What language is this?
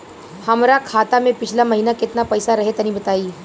Bhojpuri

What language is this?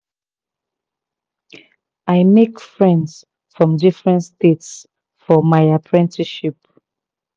Nigerian Pidgin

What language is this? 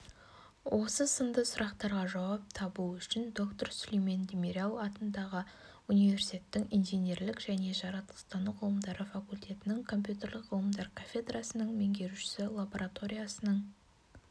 Kazakh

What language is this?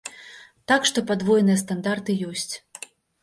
Belarusian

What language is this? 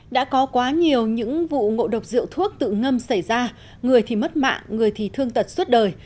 Vietnamese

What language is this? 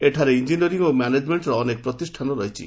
Odia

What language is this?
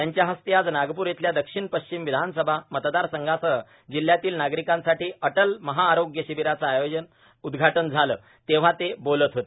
Marathi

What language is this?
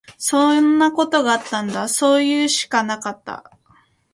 Japanese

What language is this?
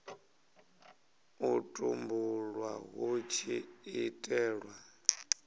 Venda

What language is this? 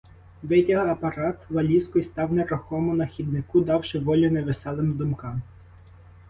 Ukrainian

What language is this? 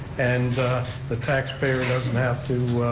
English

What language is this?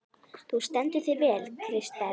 Icelandic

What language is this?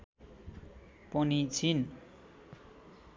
Nepali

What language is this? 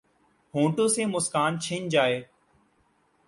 Urdu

